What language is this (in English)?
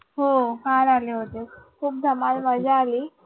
Marathi